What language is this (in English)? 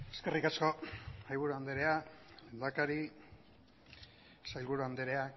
Basque